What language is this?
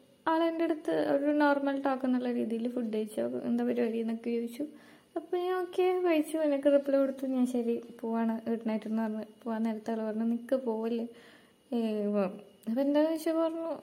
Malayalam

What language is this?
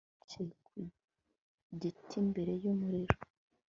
Kinyarwanda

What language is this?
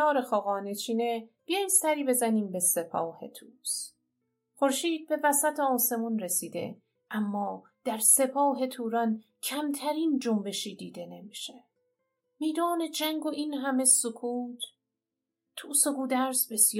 Persian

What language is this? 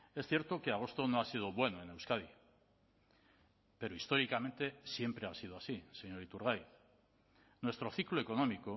Spanish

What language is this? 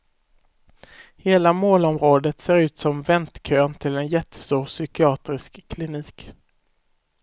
Swedish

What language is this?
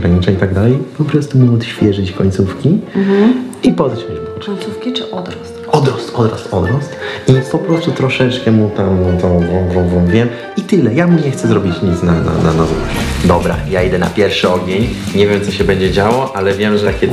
Polish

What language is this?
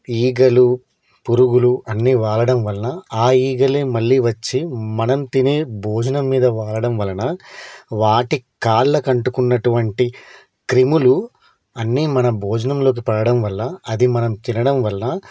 Telugu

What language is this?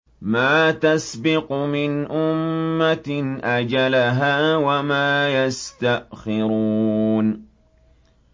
Arabic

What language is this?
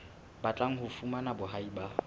Southern Sotho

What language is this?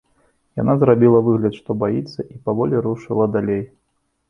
Belarusian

